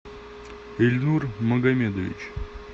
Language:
Russian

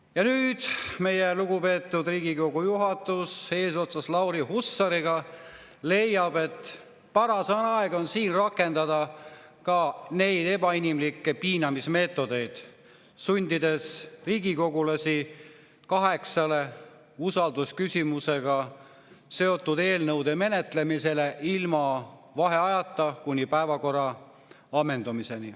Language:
Estonian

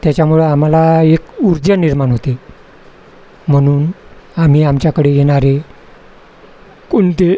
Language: Marathi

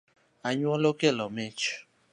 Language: Luo (Kenya and Tanzania)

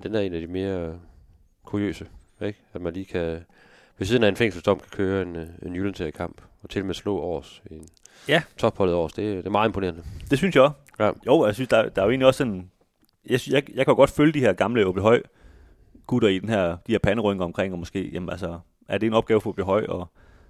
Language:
Danish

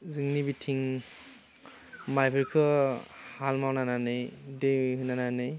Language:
Bodo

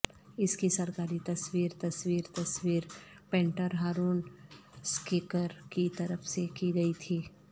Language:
Urdu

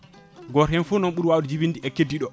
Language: Fula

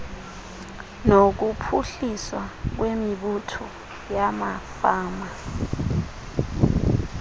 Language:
Xhosa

